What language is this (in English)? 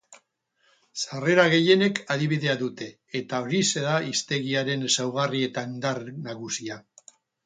Basque